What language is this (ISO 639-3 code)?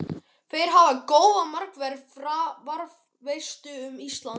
isl